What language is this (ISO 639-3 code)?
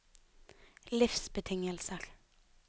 nor